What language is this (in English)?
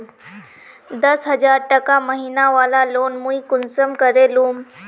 Magahi